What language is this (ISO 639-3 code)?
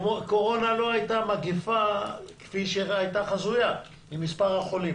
heb